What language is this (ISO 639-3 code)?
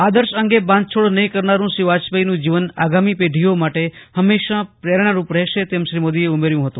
guj